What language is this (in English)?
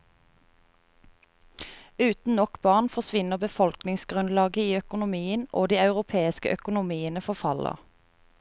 Norwegian